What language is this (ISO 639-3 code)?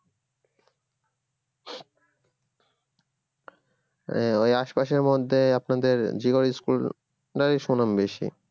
ben